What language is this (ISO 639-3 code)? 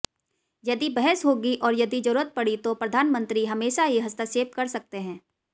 hin